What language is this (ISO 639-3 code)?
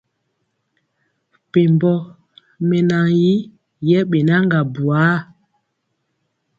mcx